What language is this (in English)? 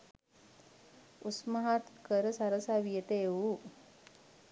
Sinhala